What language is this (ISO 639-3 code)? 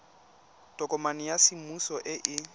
tsn